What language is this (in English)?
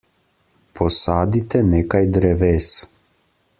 Slovenian